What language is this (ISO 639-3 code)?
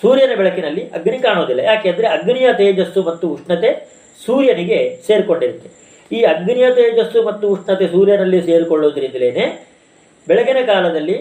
kan